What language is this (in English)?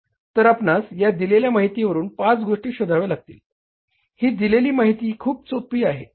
Marathi